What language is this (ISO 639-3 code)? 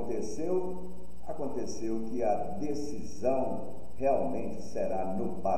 por